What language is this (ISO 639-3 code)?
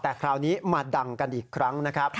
tha